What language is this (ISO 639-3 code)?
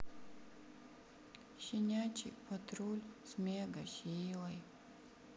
rus